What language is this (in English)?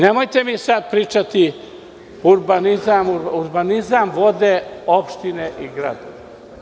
Serbian